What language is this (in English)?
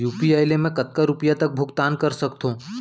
Chhattisgarhi